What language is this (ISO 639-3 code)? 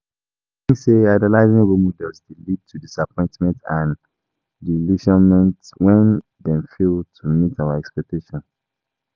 pcm